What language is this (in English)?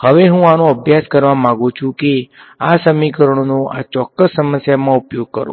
Gujarati